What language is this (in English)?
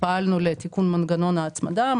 Hebrew